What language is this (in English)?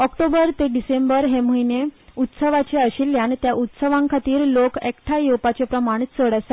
Konkani